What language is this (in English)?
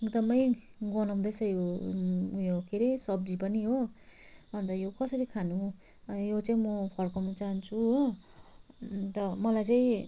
Nepali